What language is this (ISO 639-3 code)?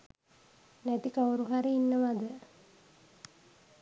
sin